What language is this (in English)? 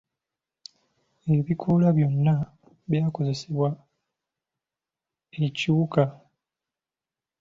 Ganda